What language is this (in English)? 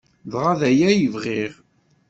Kabyle